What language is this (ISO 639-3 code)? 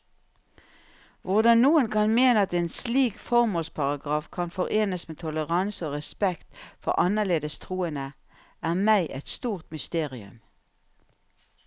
nor